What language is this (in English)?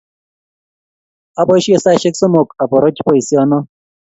Kalenjin